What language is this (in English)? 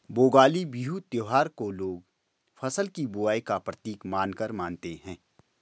Hindi